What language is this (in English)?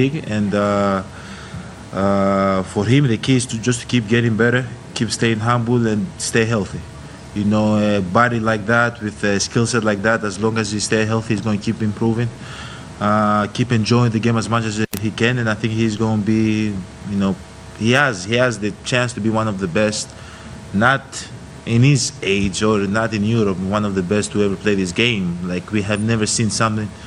Greek